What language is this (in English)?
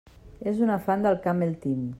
Catalan